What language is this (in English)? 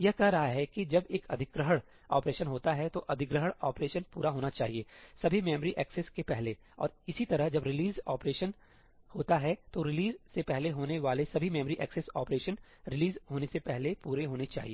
Hindi